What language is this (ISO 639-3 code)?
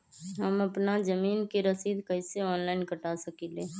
mag